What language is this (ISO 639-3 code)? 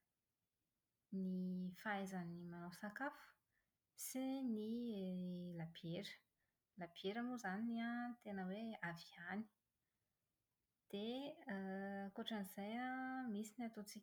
mlg